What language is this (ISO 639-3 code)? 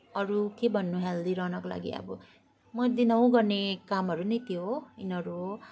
nep